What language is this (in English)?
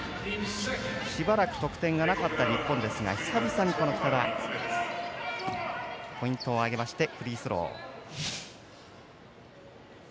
Japanese